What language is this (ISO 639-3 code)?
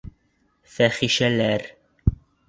bak